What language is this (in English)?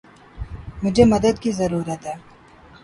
Urdu